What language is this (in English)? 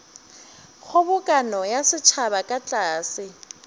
Northern Sotho